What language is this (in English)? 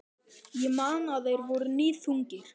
Icelandic